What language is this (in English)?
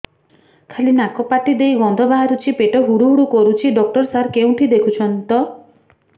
Odia